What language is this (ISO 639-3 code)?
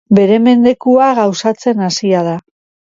eus